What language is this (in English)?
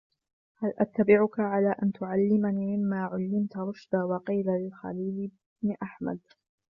Arabic